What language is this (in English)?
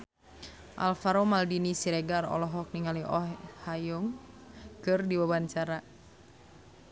Sundanese